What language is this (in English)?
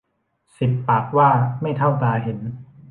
Thai